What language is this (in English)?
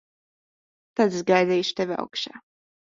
Latvian